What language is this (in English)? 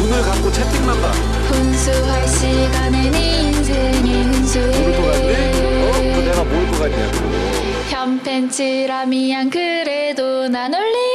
Korean